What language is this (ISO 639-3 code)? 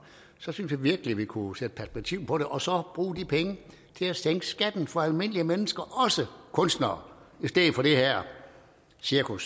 dan